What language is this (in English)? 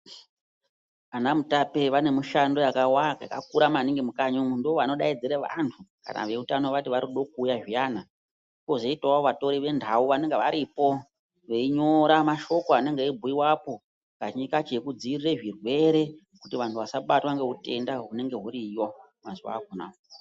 Ndau